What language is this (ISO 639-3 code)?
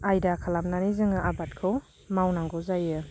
brx